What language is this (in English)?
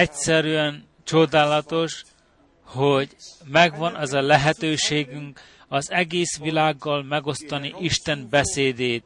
Hungarian